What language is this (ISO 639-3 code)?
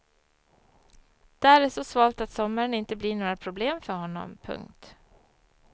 swe